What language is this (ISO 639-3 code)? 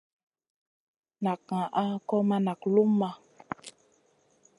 mcn